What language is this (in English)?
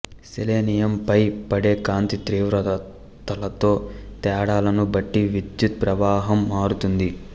Telugu